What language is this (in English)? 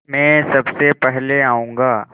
Hindi